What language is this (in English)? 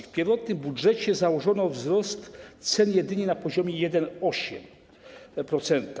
Polish